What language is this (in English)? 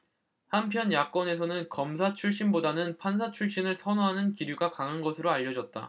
Korean